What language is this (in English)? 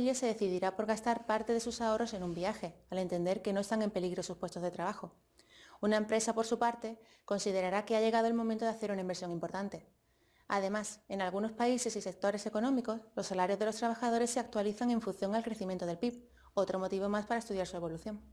Spanish